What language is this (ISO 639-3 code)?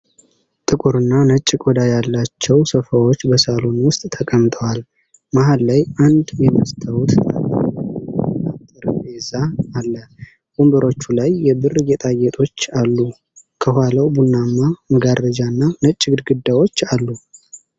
amh